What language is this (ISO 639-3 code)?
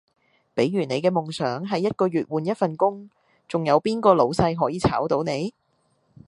yue